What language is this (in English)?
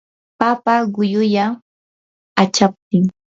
Yanahuanca Pasco Quechua